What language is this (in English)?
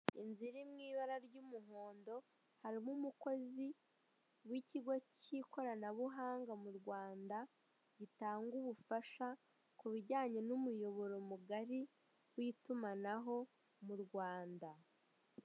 Kinyarwanda